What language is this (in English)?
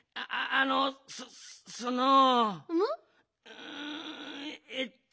Japanese